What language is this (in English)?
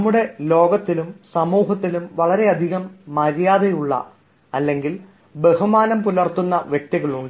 Malayalam